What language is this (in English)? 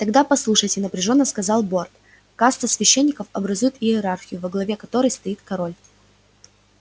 Russian